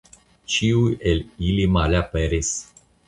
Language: Esperanto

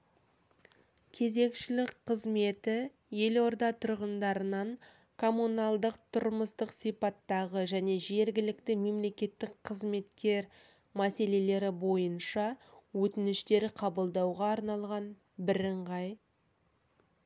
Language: Kazakh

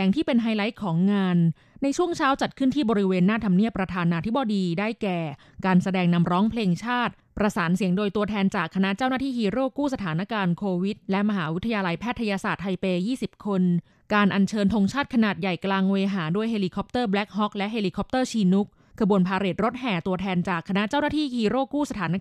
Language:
Thai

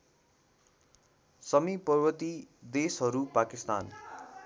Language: Nepali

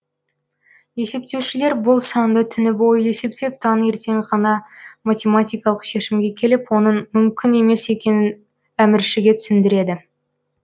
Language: Kazakh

